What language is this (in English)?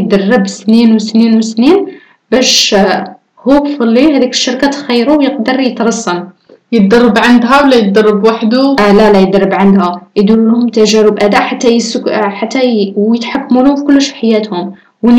Arabic